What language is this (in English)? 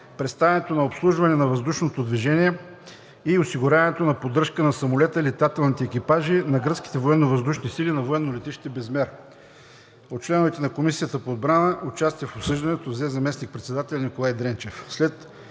Bulgarian